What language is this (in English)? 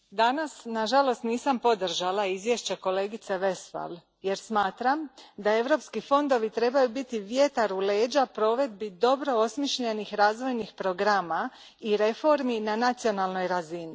Croatian